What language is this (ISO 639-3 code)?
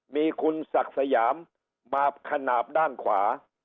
tha